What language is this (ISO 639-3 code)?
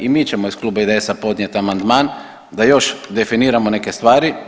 hrv